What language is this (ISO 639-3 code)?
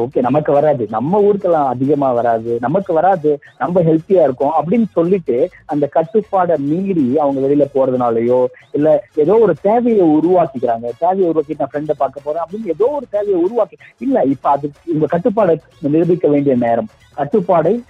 tam